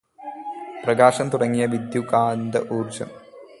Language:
Malayalam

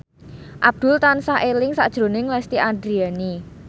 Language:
Javanese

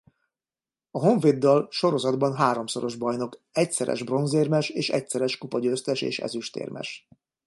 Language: Hungarian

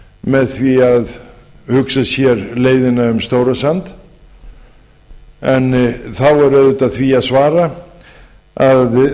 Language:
Icelandic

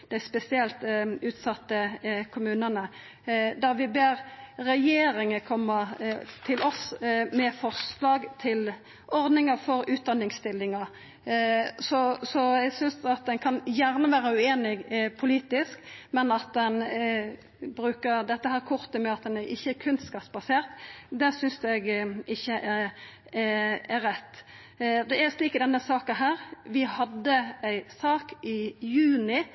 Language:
Norwegian Nynorsk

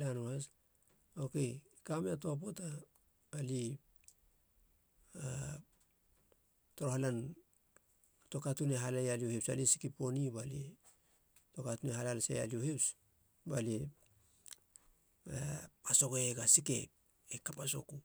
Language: Halia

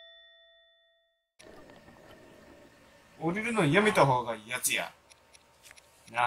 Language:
Japanese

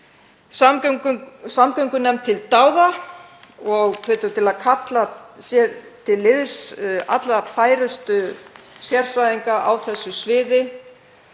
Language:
Icelandic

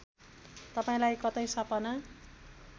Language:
Nepali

